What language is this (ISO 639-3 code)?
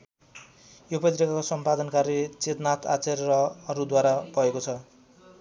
nep